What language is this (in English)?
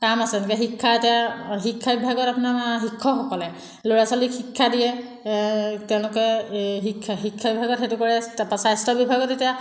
Assamese